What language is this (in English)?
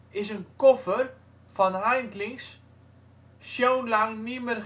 Dutch